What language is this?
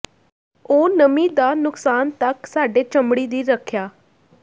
Punjabi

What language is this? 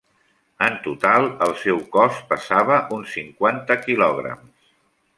Catalan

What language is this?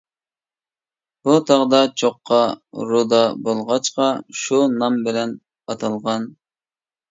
Uyghur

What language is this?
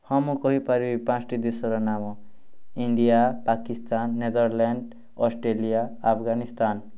Odia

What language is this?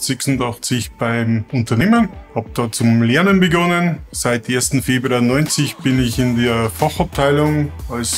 German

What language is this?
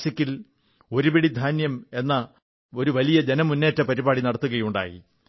Malayalam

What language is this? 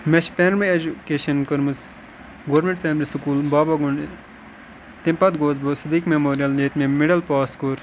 Kashmiri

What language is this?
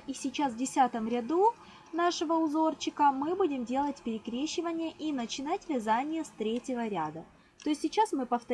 Russian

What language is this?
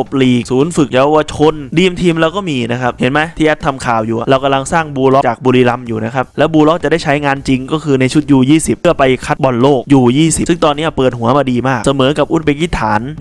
Thai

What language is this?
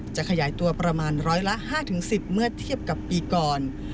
Thai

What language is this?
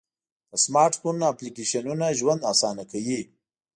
Pashto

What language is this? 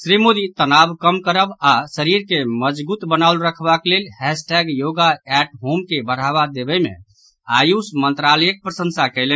Maithili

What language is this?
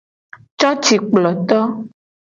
Gen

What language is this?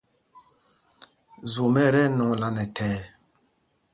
Mpumpong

